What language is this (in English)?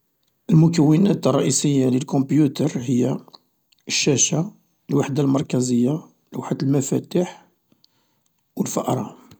Algerian Arabic